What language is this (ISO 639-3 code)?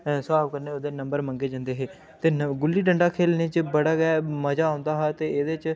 doi